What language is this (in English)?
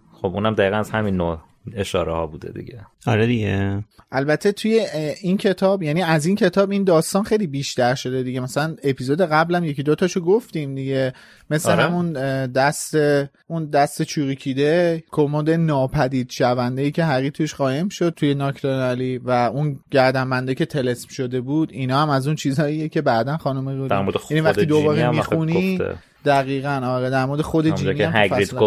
Persian